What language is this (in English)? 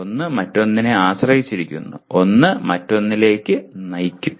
Malayalam